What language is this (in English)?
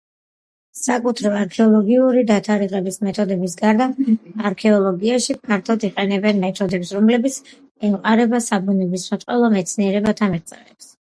Georgian